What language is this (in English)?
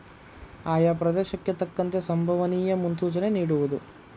Kannada